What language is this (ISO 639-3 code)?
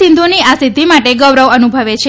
guj